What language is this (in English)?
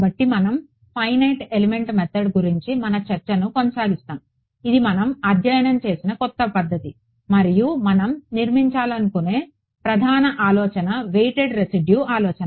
Telugu